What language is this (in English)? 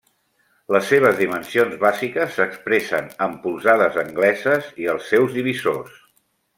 Catalan